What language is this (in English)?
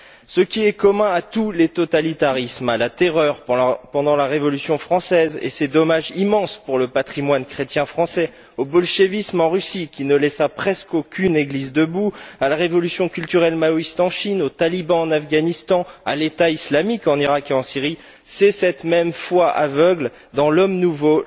French